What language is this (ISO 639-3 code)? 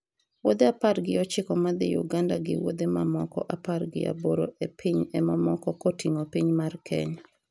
luo